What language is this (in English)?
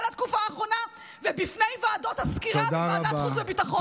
Hebrew